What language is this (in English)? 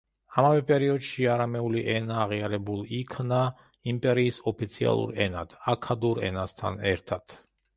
Georgian